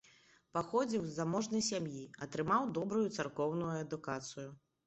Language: Belarusian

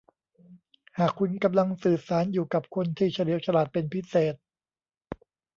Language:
Thai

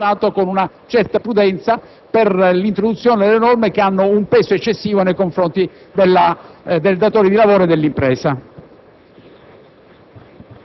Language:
Italian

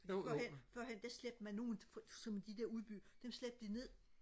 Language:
Danish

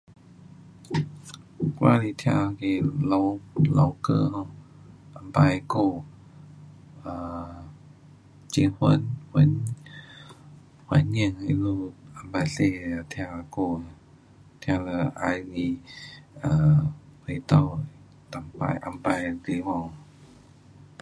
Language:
Pu-Xian Chinese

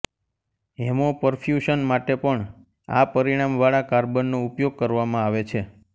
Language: Gujarati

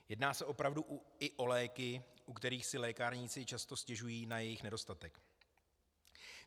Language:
Czech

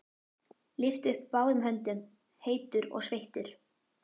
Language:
Icelandic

